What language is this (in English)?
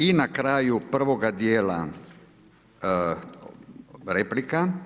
Croatian